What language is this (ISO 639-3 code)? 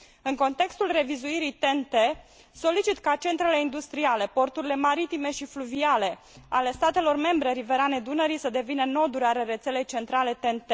ron